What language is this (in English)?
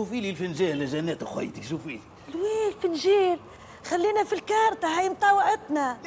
Arabic